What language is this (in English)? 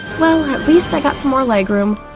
English